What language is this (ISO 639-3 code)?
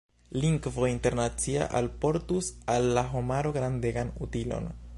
epo